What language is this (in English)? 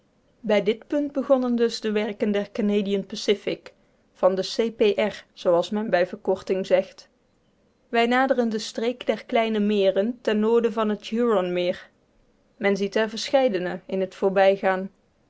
Dutch